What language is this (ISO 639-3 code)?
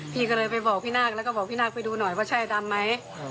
tha